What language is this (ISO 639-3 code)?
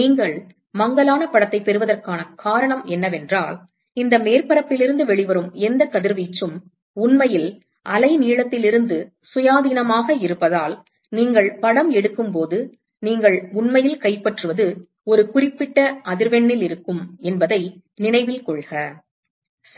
tam